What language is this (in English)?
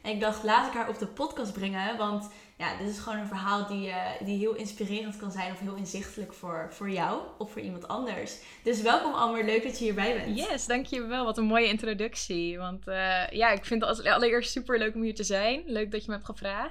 Dutch